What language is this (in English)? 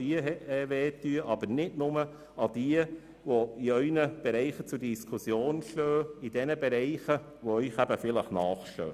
Swiss German